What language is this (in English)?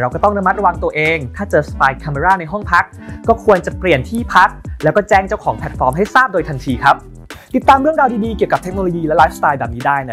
Thai